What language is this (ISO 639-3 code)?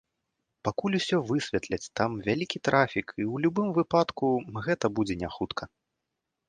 bel